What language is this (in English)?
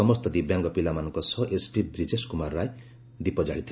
Odia